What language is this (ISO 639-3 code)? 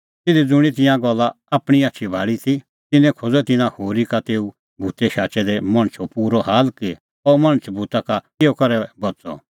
kfx